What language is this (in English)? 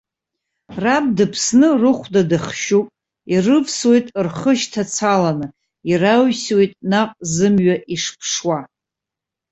Abkhazian